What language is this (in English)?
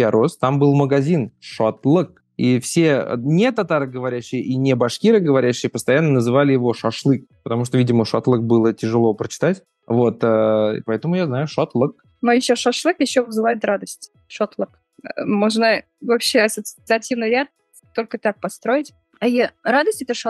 Russian